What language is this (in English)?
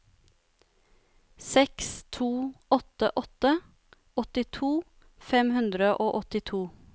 Norwegian